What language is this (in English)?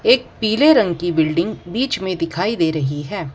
Hindi